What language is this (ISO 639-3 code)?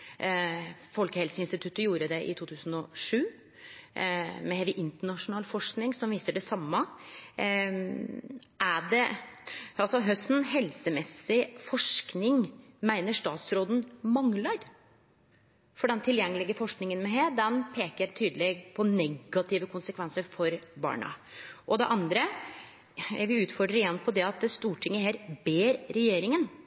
nno